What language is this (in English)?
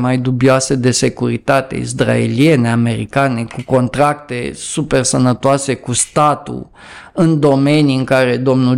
Romanian